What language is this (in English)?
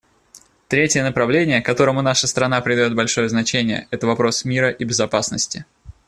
Russian